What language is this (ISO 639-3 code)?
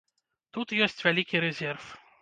bel